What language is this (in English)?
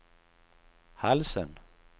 Swedish